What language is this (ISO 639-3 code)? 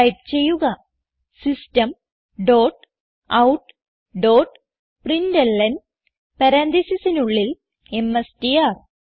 mal